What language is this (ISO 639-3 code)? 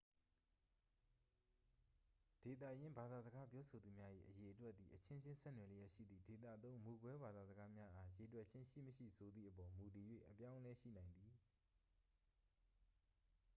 mya